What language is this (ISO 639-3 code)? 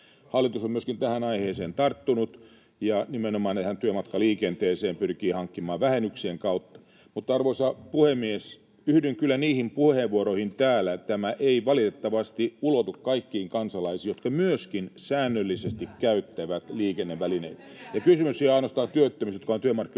fin